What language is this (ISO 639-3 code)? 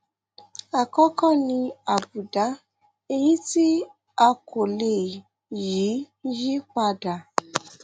yor